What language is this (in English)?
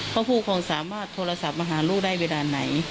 Thai